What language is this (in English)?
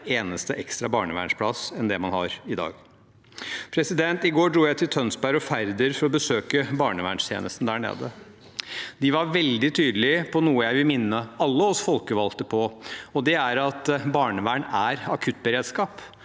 Norwegian